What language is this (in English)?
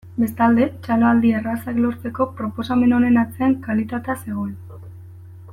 Basque